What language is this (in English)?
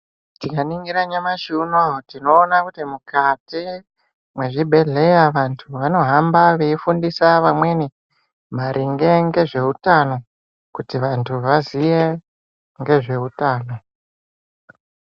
Ndau